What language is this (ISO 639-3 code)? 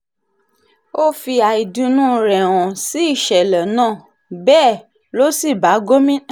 yor